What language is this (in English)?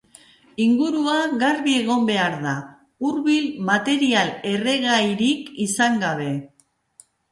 Basque